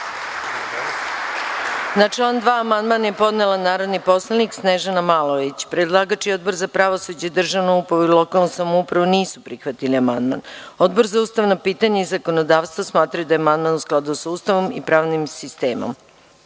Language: Serbian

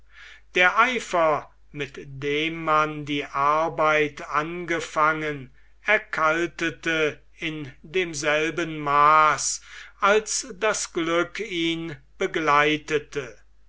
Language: German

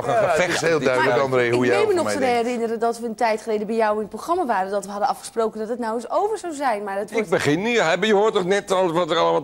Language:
Dutch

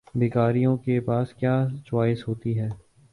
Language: Urdu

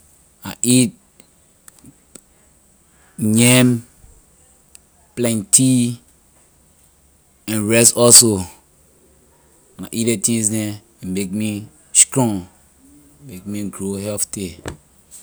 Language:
Liberian English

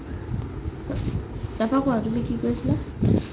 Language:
Assamese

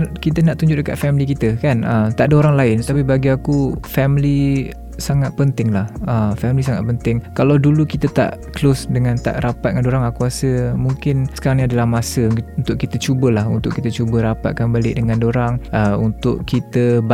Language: Malay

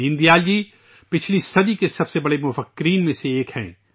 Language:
Urdu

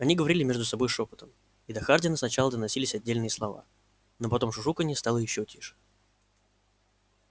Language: Russian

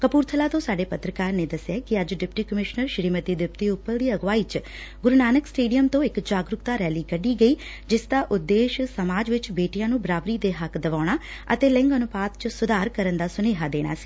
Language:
Punjabi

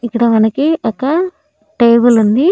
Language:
Telugu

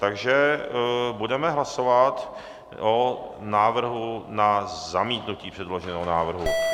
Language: Czech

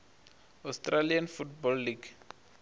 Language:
Venda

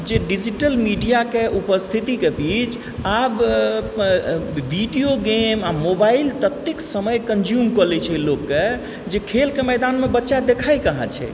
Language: Maithili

